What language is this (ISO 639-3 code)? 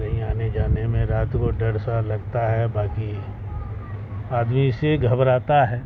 urd